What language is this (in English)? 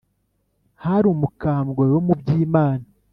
Kinyarwanda